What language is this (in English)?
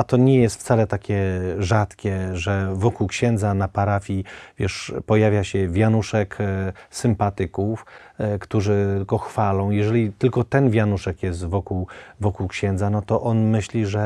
Polish